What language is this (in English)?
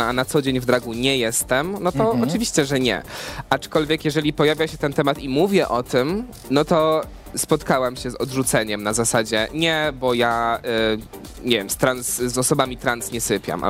Polish